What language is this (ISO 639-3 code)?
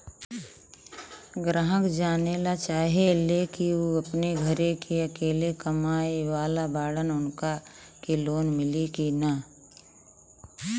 bho